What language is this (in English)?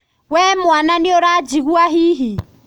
Kikuyu